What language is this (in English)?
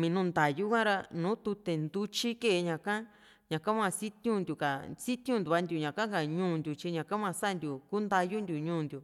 Juxtlahuaca Mixtec